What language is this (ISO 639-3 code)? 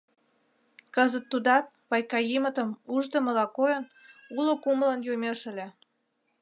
chm